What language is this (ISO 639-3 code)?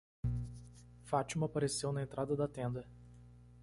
por